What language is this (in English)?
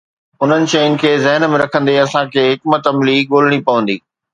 Sindhi